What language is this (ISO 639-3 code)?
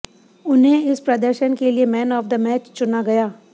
hin